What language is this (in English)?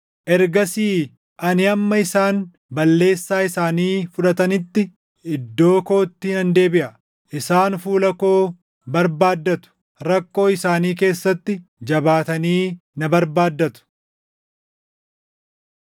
Oromo